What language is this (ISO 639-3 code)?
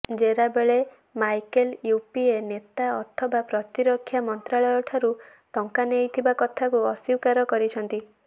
ori